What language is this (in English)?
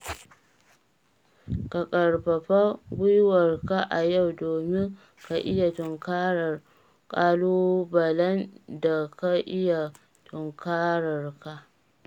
Hausa